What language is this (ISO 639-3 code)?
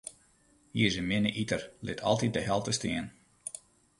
fry